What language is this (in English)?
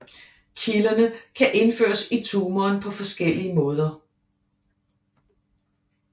Danish